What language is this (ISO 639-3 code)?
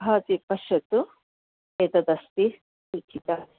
san